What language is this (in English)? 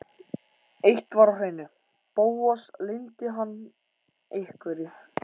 Icelandic